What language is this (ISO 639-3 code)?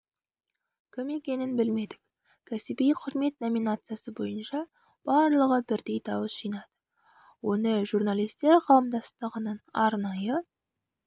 kaz